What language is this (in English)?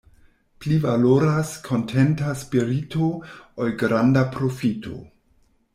Esperanto